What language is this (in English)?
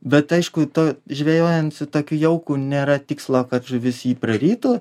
Lithuanian